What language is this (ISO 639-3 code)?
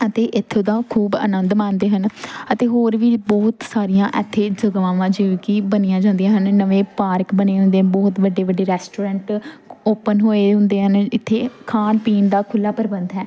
pan